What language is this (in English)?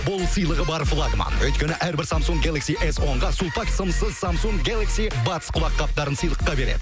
Kazakh